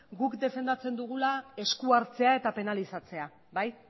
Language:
Basque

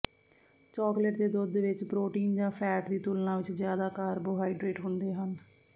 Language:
Punjabi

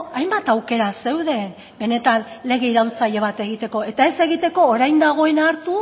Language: Basque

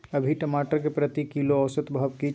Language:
Maithili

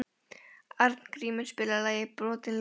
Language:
Icelandic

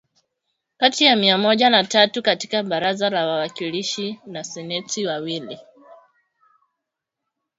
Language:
Swahili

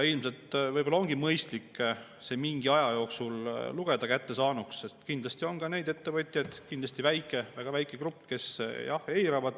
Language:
Estonian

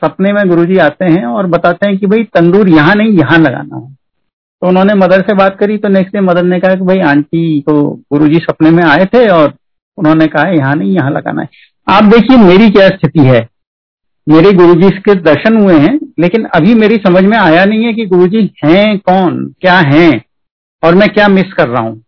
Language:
Hindi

